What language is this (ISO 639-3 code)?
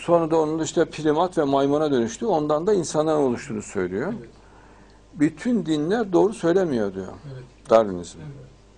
tur